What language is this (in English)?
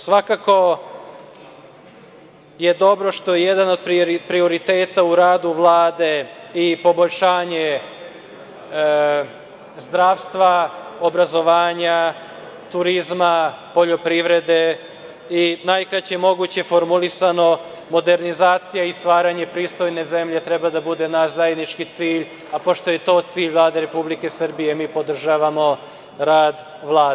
Serbian